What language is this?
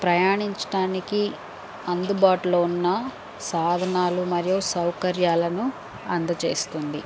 Telugu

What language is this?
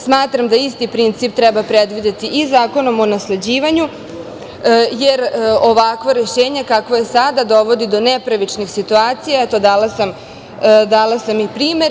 Serbian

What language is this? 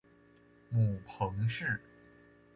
Chinese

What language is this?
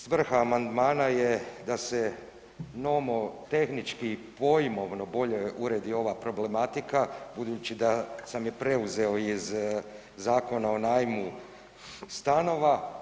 Croatian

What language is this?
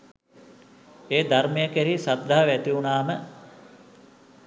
Sinhala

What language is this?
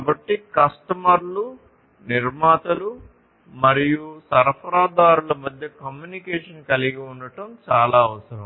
Telugu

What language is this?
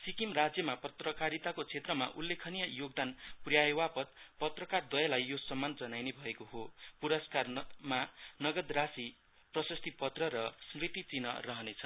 Nepali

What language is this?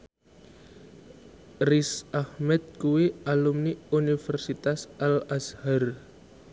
Javanese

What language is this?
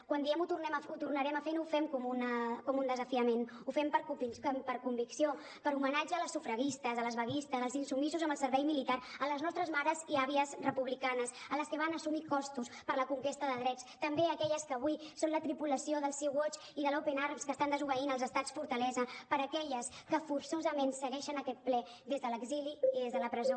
Catalan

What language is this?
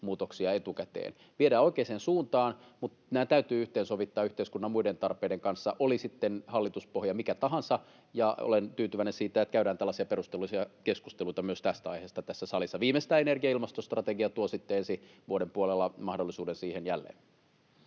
Finnish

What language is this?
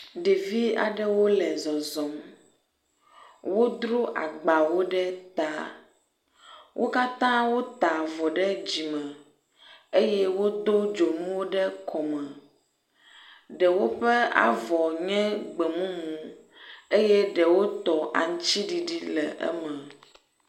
Ewe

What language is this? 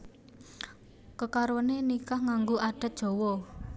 Javanese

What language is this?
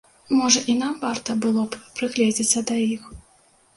Belarusian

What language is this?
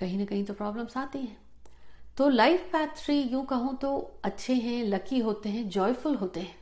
Hindi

